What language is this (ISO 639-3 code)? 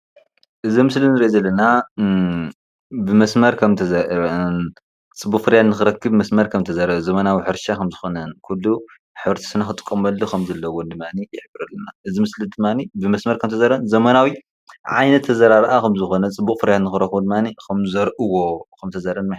tir